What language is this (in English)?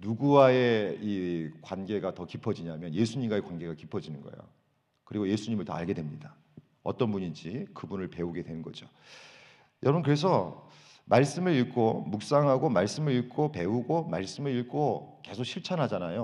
Korean